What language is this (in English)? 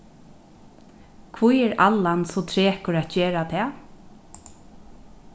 Faroese